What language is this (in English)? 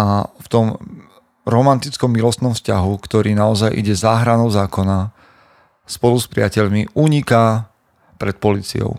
Slovak